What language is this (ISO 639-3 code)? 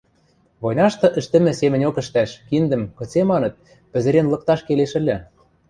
mrj